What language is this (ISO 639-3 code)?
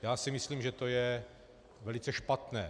ces